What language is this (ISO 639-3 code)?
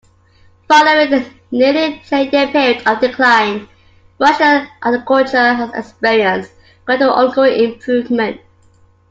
eng